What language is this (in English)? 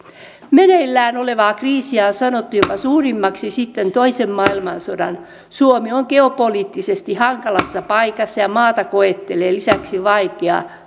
Finnish